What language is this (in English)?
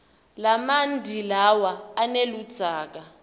Swati